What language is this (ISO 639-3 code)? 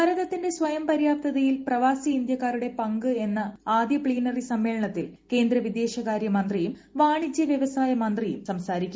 mal